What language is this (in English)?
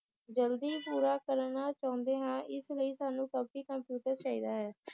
Punjabi